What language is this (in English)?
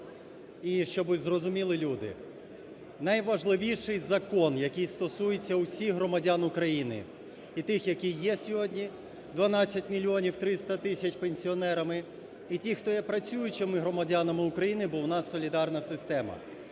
Ukrainian